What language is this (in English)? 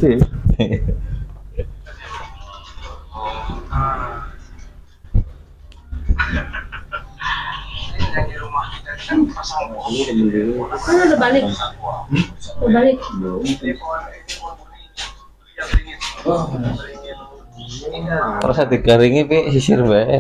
Indonesian